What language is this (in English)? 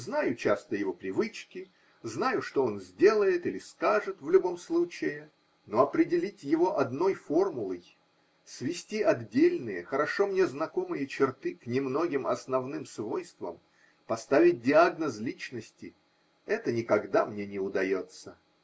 Russian